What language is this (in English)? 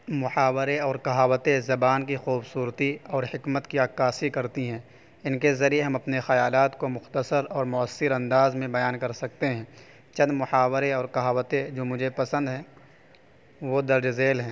Urdu